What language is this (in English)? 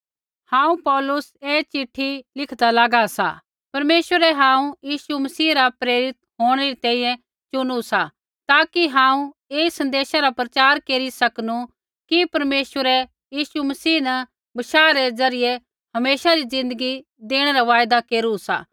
Kullu Pahari